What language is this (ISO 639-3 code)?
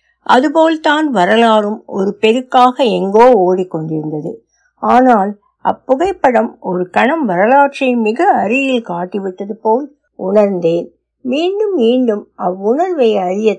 tam